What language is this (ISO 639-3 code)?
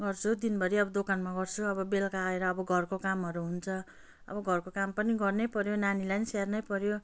nep